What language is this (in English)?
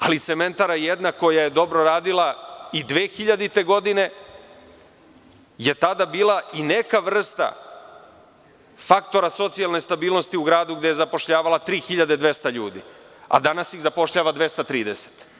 Serbian